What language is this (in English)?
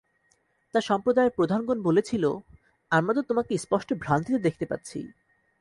Bangla